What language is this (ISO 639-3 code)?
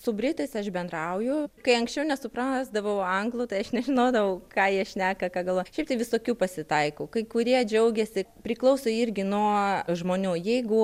lit